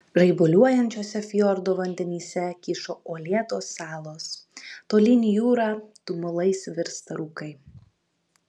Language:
Lithuanian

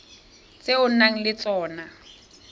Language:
Tswana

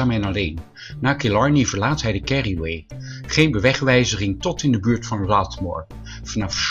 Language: Dutch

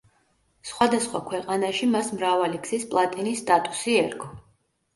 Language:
Georgian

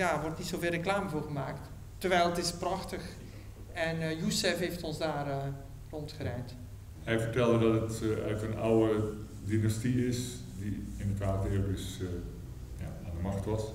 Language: Dutch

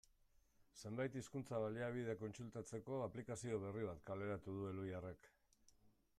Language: Basque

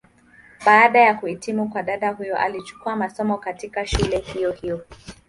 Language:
Swahili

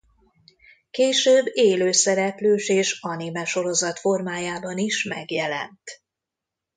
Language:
Hungarian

